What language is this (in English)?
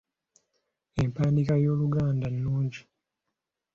Ganda